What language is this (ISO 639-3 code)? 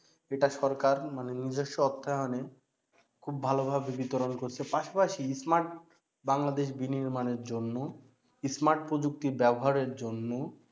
ben